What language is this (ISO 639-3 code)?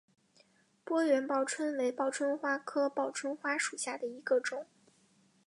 zho